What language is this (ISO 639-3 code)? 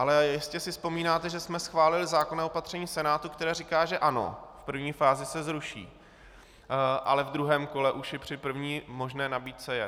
ces